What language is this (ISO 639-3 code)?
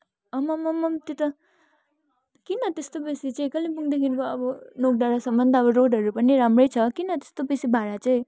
nep